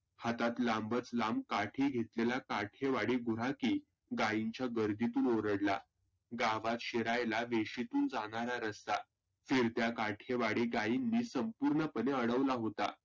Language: Marathi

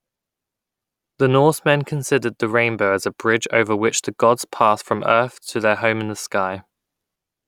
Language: English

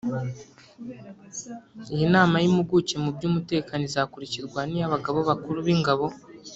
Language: Kinyarwanda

